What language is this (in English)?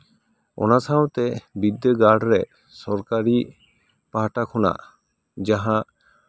Santali